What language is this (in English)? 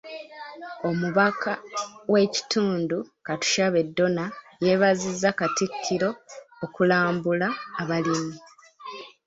Ganda